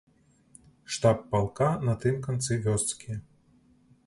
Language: Belarusian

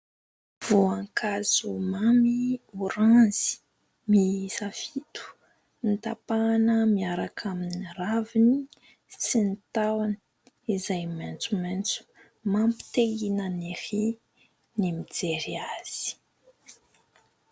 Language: Malagasy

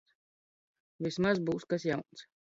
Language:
Latvian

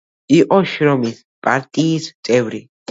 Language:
Georgian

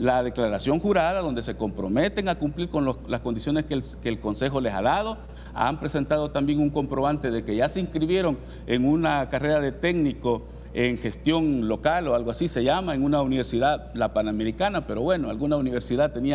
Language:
Spanish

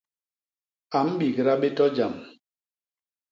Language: Basaa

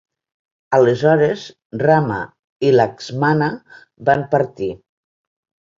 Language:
Catalan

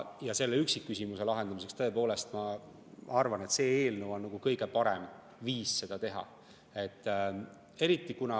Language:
Estonian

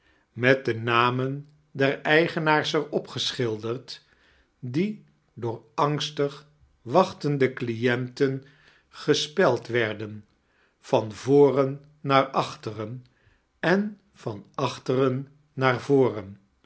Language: Dutch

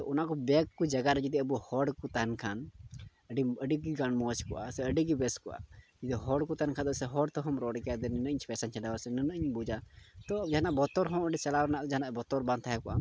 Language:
Santali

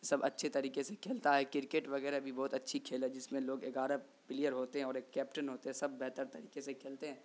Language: Urdu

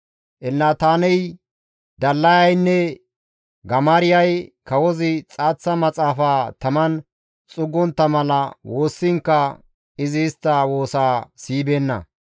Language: Gamo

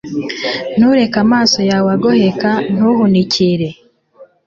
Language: Kinyarwanda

